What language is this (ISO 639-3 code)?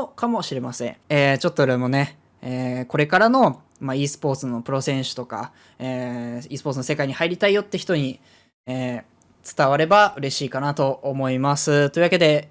jpn